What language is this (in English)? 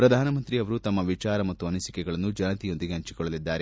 Kannada